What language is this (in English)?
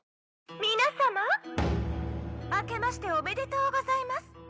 Japanese